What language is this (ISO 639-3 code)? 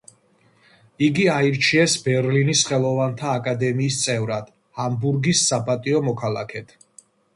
kat